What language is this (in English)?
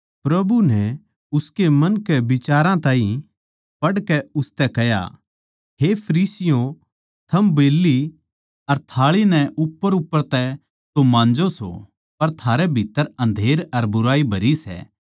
Haryanvi